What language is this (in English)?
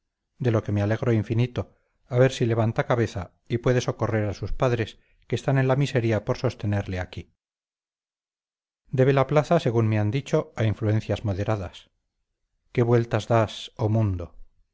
Spanish